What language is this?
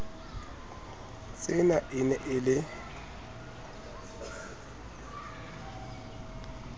Southern Sotho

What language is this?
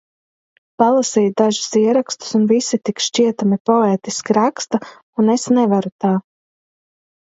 Latvian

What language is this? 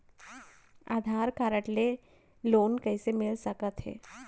Chhattisgarhi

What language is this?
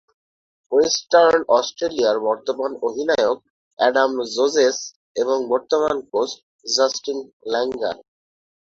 Bangla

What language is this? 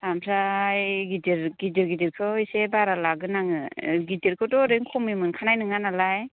Bodo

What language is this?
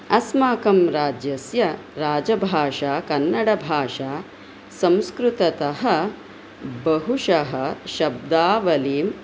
Sanskrit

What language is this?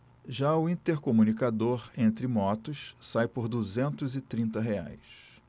Portuguese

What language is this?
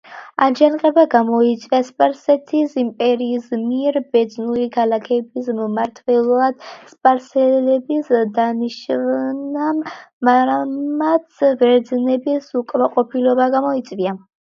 Georgian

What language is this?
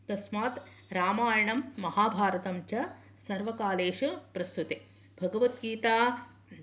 Sanskrit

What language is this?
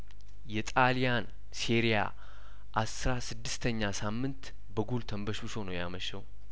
Amharic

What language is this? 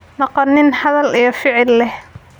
Somali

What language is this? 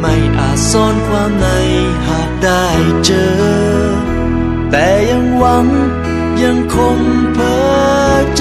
Thai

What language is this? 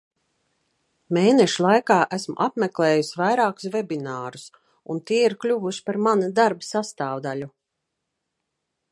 Latvian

